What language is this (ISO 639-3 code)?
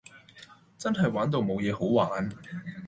yue